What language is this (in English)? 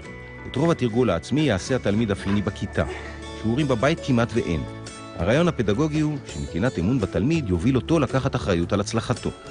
Hebrew